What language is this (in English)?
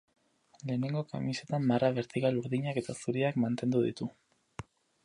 Basque